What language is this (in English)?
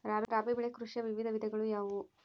Kannada